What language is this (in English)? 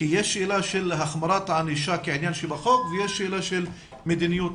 Hebrew